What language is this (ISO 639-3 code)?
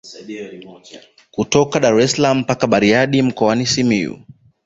swa